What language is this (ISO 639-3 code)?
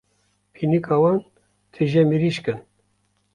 kur